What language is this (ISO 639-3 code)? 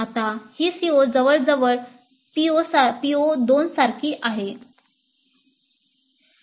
mar